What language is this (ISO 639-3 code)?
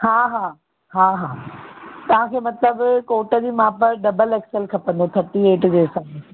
snd